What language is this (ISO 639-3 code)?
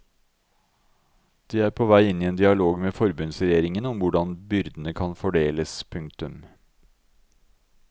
nor